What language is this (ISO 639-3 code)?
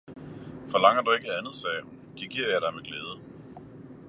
dan